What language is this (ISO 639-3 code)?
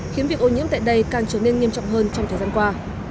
vie